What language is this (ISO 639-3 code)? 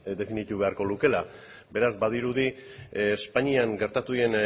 eus